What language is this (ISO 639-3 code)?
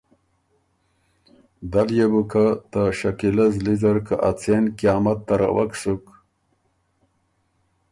oru